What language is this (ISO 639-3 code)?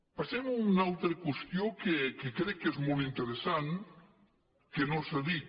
cat